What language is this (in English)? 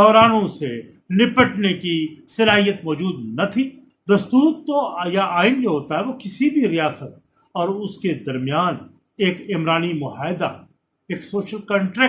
Urdu